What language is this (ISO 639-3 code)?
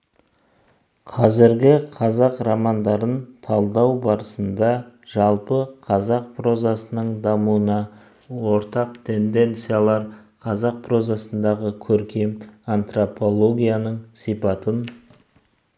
kaz